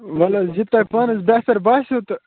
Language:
Kashmiri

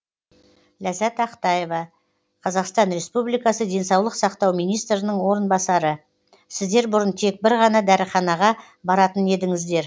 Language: Kazakh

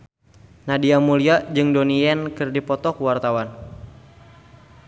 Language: Sundanese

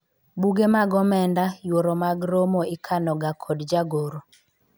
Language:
Luo (Kenya and Tanzania)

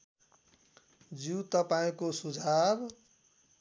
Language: Nepali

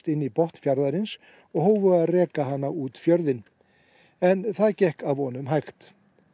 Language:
Icelandic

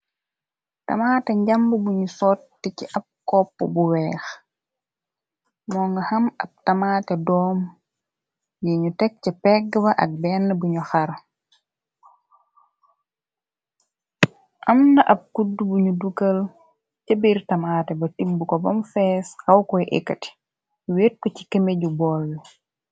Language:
Wolof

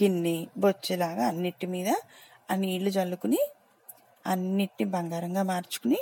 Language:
Telugu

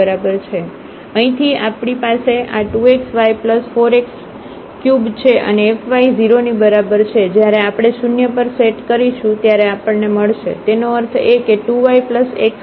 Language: Gujarati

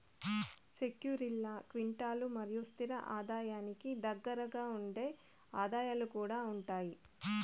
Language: Telugu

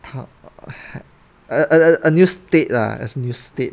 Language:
English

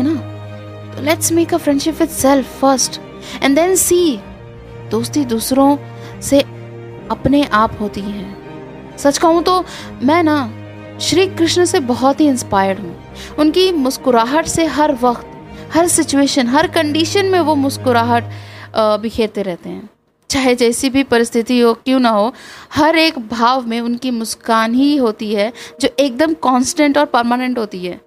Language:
Hindi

